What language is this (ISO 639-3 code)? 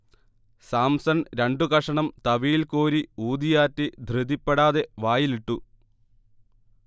mal